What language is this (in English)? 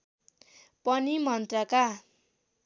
Nepali